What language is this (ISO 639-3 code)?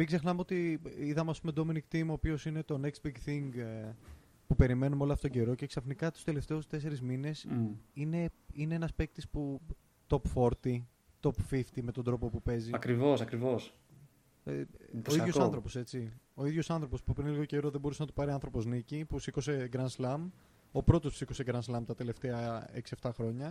ell